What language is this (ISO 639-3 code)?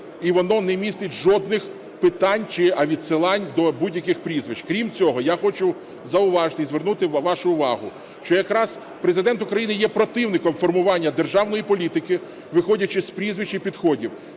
ukr